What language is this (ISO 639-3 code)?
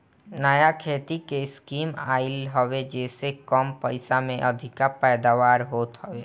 bho